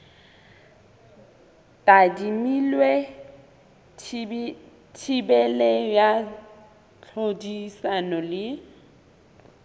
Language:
Southern Sotho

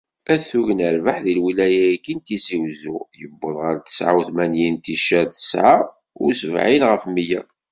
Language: Kabyle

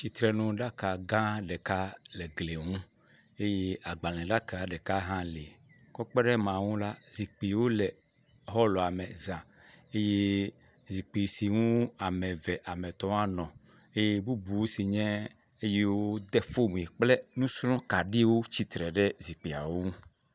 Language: Ewe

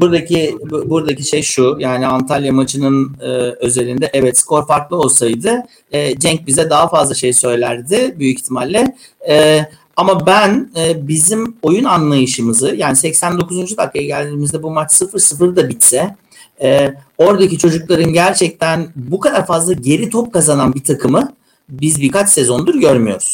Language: Turkish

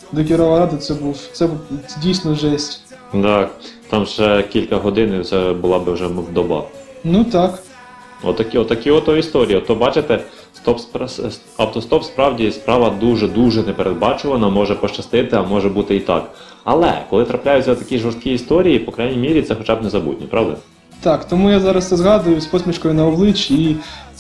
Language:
Ukrainian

